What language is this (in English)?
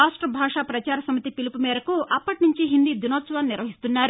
Telugu